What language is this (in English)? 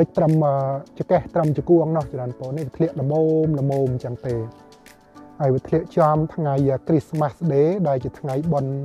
Thai